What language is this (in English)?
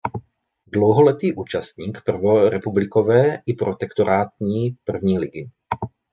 Czech